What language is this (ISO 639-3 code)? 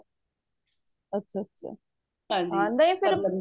pan